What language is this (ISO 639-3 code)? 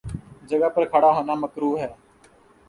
urd